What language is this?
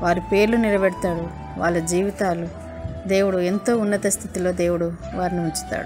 Hindi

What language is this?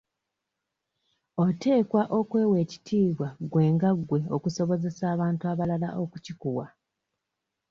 Ganda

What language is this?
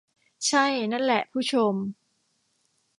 Thai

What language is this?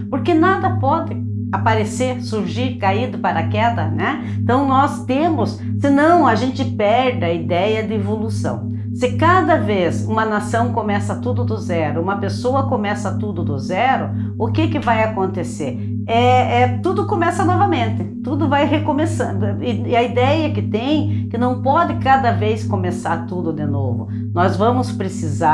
Portuguese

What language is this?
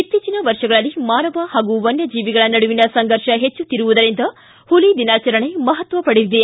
Kannada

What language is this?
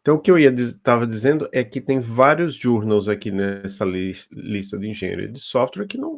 Portuguese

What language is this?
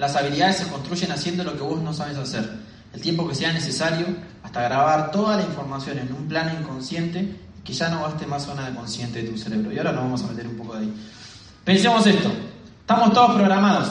Spanish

